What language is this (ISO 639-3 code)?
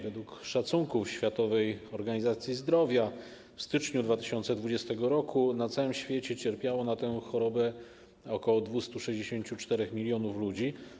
pol